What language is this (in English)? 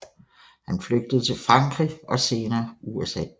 Danish